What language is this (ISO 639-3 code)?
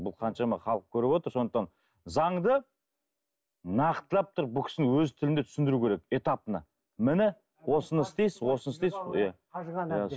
kaz